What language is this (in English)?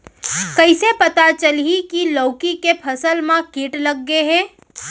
Chhattisgarhi